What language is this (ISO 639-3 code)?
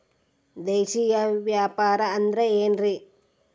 kan